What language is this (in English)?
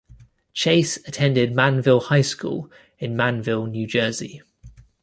English